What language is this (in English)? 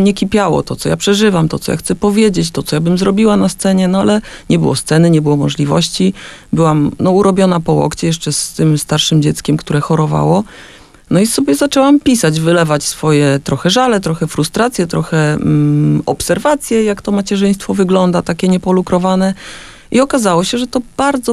Polish